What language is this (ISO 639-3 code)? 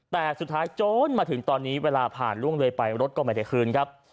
tha